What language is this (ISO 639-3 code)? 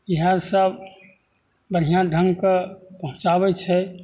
mai